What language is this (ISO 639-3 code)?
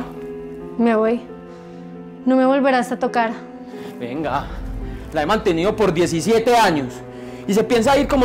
spa